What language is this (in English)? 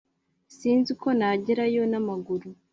Kinyarwanda